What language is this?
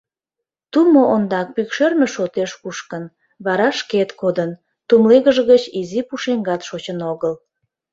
Mari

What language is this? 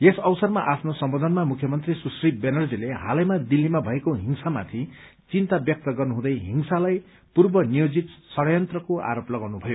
Nepali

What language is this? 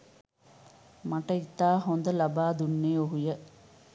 Sinhala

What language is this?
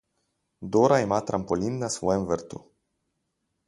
Slovenian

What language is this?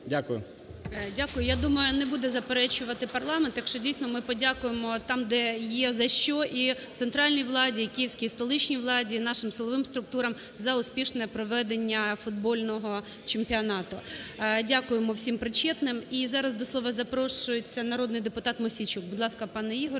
Ukrainian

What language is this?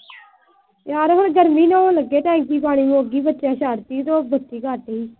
Punjabi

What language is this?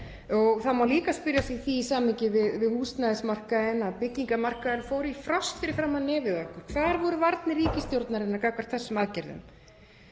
Icelandic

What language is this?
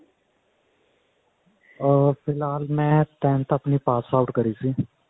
Punjabi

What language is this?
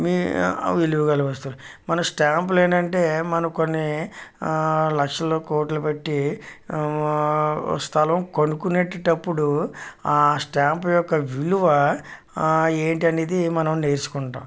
Telugu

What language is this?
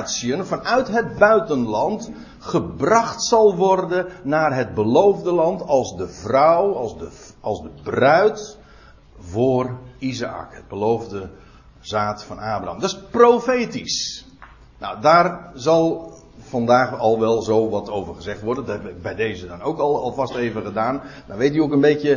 Dutch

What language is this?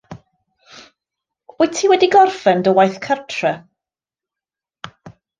Welsh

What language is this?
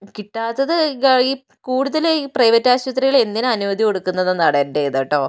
Malayalam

